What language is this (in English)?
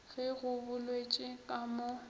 Northern Sotho